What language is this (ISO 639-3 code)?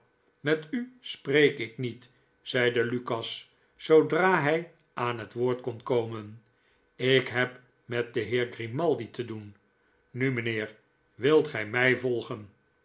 nld